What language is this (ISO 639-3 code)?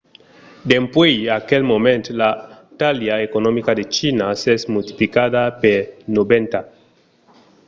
oci